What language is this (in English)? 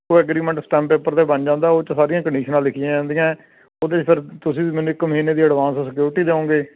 Punjabi